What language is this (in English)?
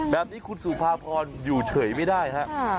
Thai